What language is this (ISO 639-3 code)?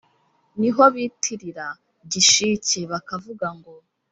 kin